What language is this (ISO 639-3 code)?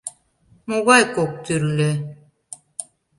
chm